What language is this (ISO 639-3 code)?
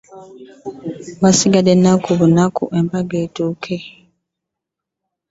lug